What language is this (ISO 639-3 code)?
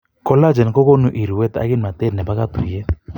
kln